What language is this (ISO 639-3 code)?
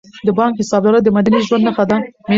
pus